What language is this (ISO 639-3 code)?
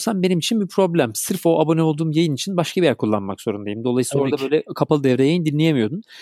tur